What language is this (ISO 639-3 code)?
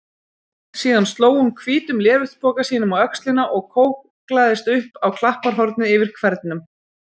isl